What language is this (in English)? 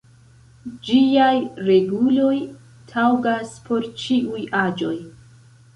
Esperanto